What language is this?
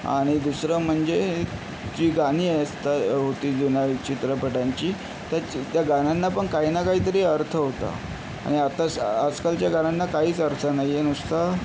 Marathi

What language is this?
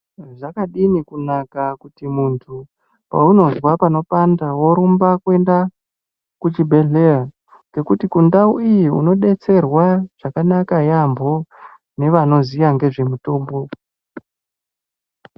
Ndau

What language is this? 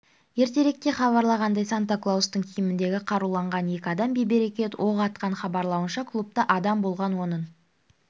Kazakh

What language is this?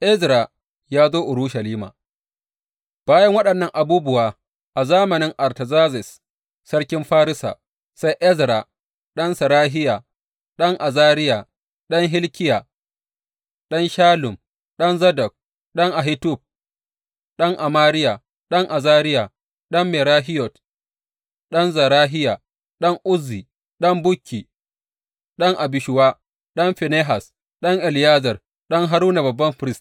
Hausa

